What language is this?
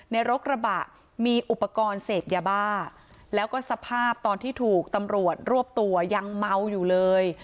Thai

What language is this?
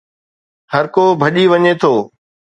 Sindhi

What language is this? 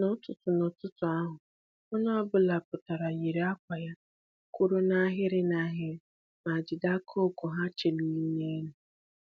Igbo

